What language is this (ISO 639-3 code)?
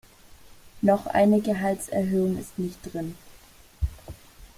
deu